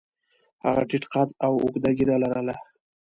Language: Pashto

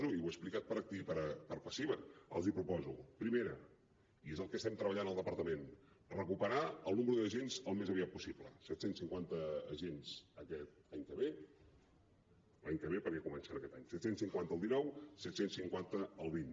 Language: Catalan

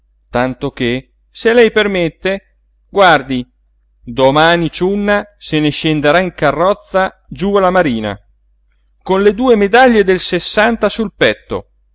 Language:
Italian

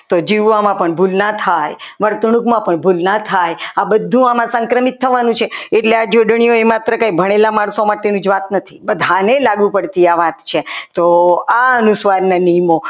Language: Gujarati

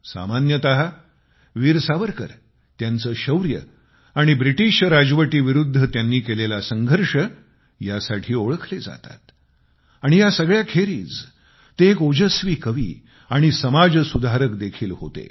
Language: Marathi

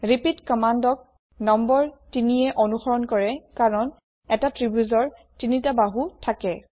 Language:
Assamese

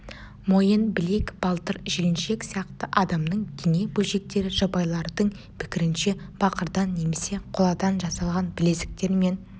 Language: Kazakh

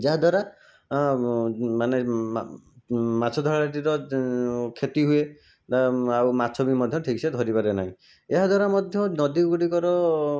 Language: Odia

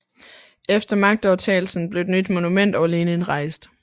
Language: Danish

